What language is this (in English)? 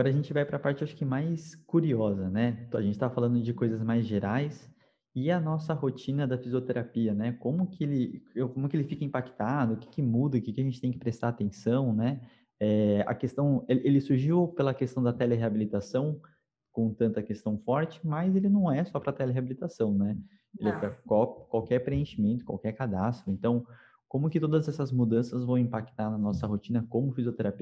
Portuguese